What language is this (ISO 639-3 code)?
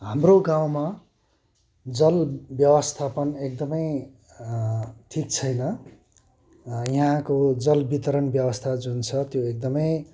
nep